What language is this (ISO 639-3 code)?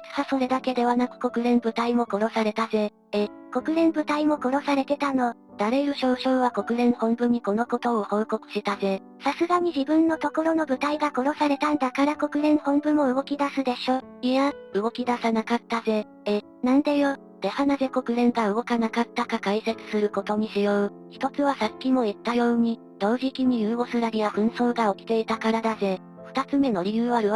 jpn